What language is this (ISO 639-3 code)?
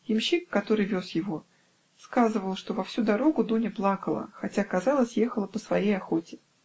rus